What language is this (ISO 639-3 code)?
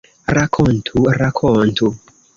epo